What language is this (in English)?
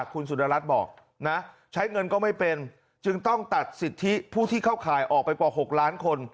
Thai